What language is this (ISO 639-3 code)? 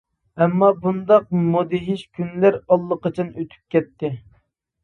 uig